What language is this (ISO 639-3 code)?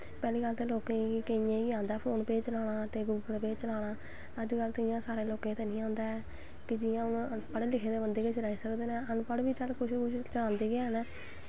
doi